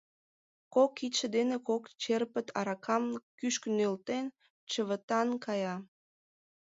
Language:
Mari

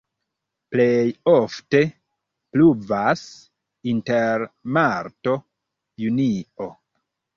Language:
Esperanto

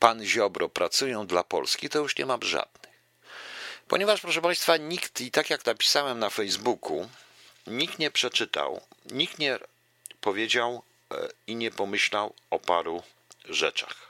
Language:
Polish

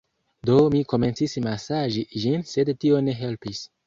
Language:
Esperanto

